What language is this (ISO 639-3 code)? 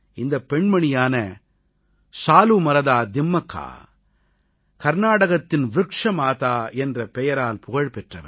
tam